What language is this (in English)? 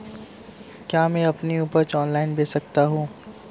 Hindi